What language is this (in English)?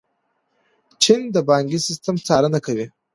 Pashto